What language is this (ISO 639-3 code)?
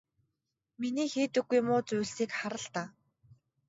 mon